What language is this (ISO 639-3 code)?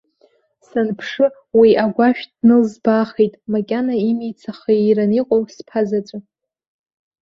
abk